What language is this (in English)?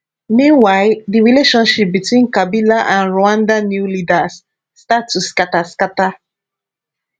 Nigerian Pidgin